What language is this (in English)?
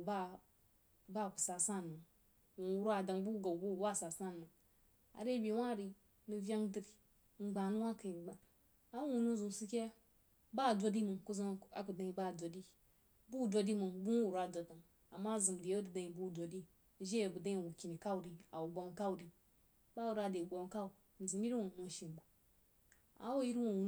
Jiba